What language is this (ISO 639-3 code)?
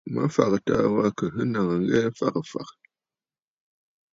bfd